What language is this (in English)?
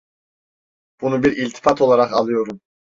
Turkish